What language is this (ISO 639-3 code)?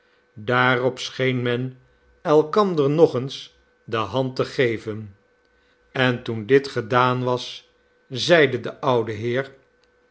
nld